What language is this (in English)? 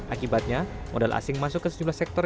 Indonesian